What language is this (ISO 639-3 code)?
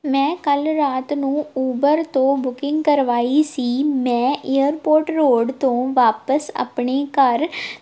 pan